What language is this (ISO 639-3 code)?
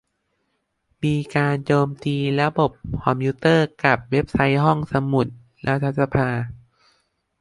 tha